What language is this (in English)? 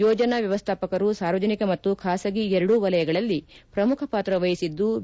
Kannada